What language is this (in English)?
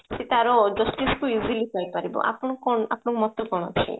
Odia